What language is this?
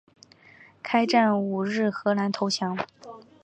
Chinese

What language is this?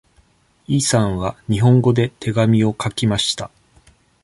Japanese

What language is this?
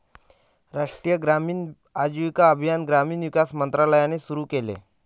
Marathi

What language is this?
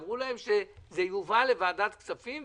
Hebrew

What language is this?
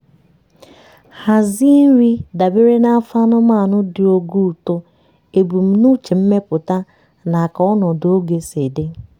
Igbo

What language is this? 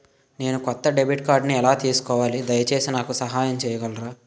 Telugu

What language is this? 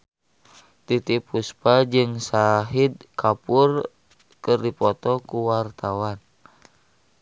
Sundanese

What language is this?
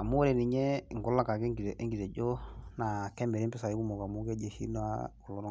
Masai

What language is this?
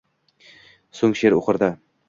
Uzbek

